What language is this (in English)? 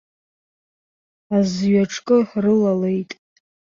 Abkhazian